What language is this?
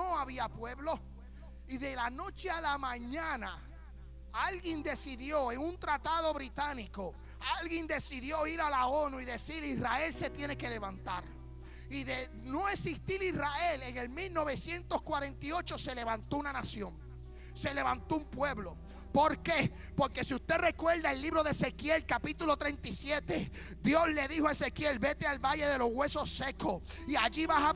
Spanish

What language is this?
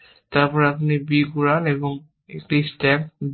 Bangla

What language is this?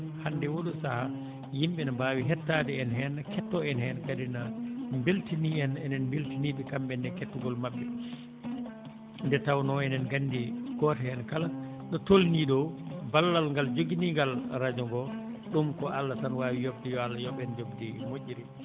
Fula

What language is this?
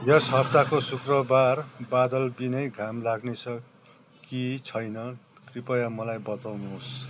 Nepali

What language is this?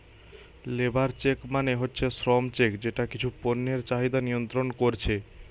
Bangla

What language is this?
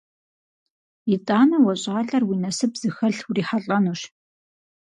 Kabardian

